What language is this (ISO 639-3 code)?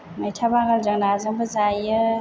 brx